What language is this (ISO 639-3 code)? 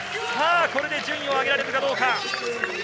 jpn